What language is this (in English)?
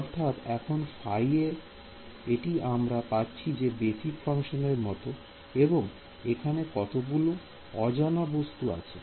Bangla